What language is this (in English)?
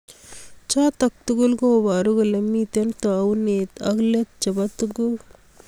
Kalenjin